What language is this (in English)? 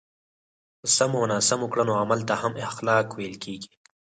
Pashto